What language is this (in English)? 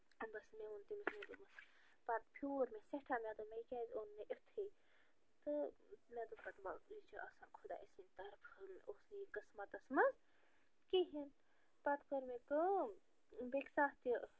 Kashmiri